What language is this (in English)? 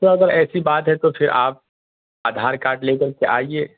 Urdu